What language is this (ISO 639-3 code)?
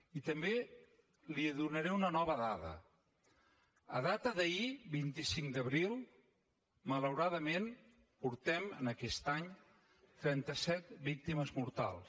cat